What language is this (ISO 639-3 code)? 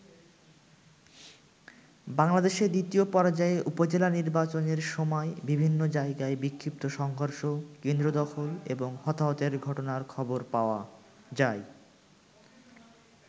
ben